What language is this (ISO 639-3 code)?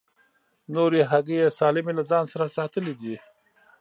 pus